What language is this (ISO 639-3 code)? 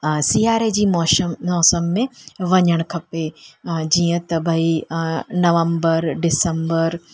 snd